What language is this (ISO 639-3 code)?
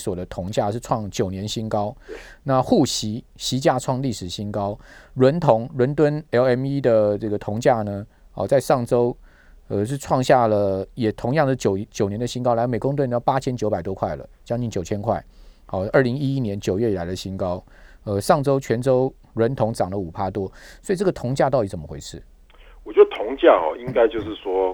zho